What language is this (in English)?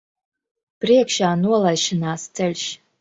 Latvian